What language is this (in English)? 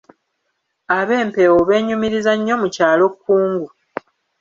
Ganda